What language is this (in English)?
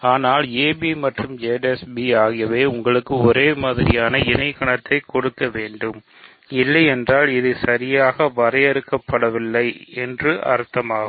Tamil